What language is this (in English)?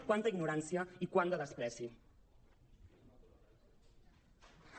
Catalan